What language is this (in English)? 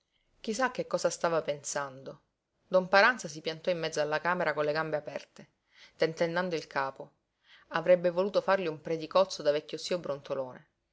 Italian